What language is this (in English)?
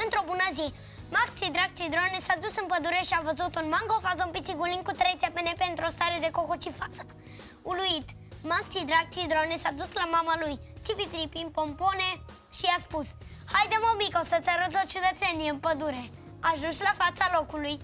Romanian